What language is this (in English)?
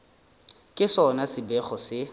Northern Sotho